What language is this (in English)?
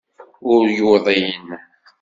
Kabyle